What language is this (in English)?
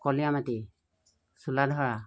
Assamese